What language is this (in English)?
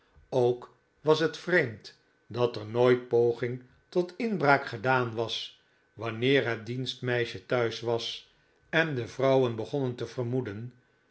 Dutch